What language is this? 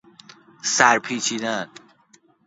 Persian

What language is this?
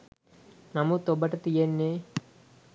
Sinhala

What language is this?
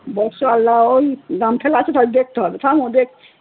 Bangla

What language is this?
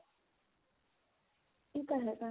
Punjabi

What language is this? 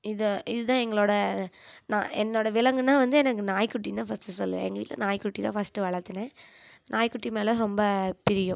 Tamil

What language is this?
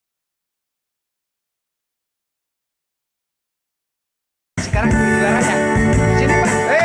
Indonesian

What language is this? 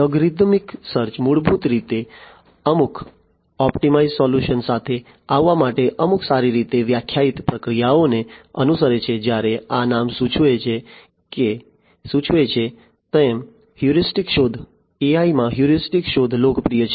Gujarati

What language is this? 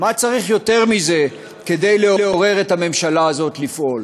Hebrew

